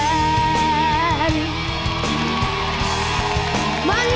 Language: Thai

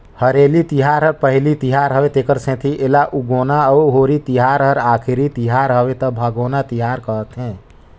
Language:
Chhattisgarhi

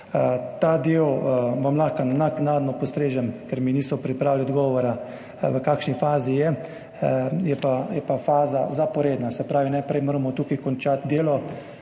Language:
Slovenian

